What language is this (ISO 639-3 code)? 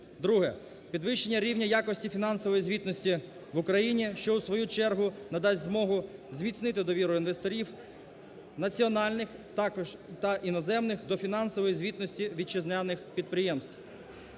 ukr